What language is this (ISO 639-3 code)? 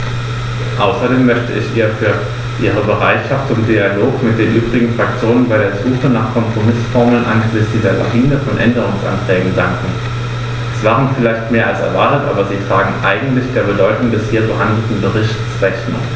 deu